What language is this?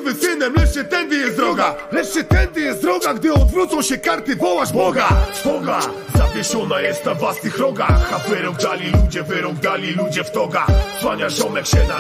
Polish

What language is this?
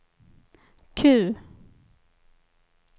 Swedish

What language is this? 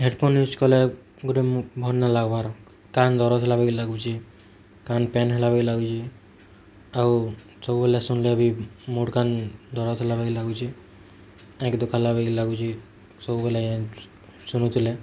Odia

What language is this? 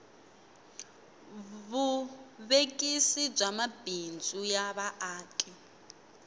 Tsonga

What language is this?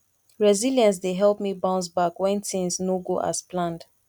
Nigerian Pidgin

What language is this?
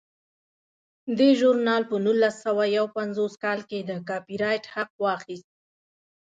Pashto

